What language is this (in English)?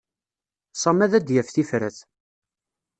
Kabyle